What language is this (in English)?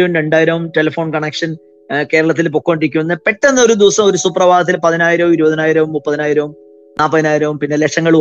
Malayalam